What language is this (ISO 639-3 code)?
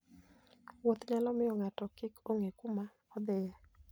luo